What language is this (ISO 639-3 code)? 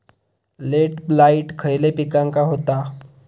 mar